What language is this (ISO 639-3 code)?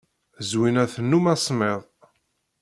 kab